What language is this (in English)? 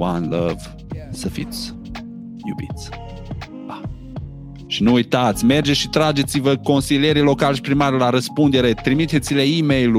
Romanian